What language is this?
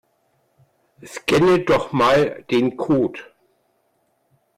German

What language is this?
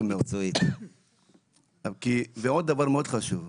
Hebrew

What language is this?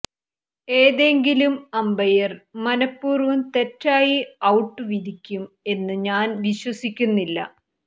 Malayalam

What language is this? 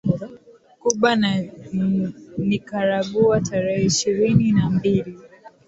Swahili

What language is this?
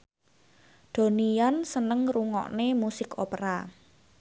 Javanese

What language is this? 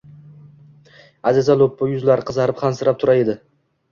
Uzbek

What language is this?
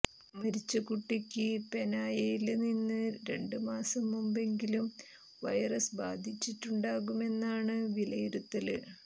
Malayalam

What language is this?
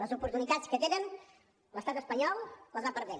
Catalan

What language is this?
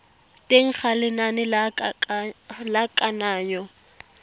Tswana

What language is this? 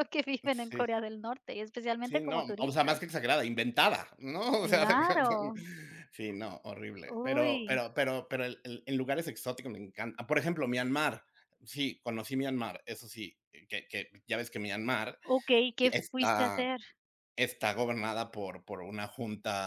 Spanish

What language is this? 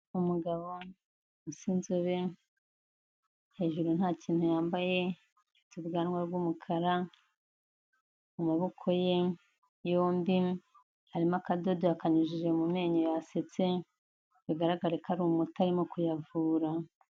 Kinyarwanda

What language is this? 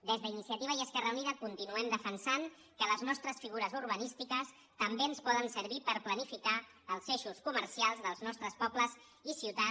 Catalan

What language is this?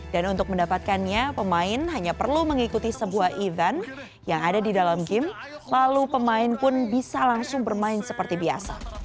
Indonesian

